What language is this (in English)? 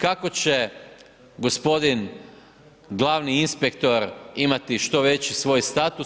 Croatian